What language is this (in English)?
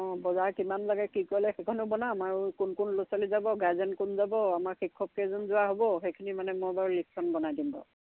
Assamese